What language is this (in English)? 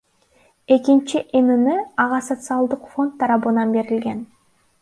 Kyrgyz